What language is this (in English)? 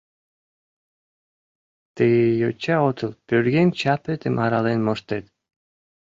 Mari